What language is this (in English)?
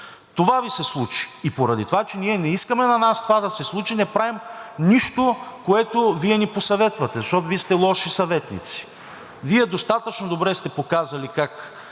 Bulgarian